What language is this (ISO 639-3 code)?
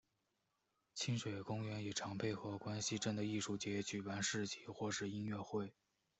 zho